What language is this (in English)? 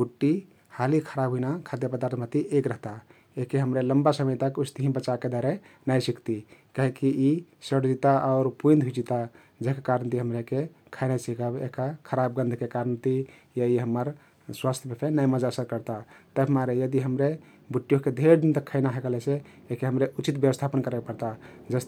Kathoriya Tharu